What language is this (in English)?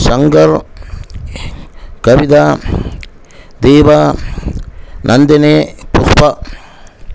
Tamil